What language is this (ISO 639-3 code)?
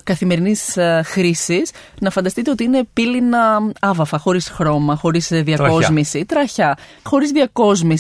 ell